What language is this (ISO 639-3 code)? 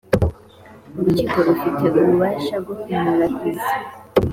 kin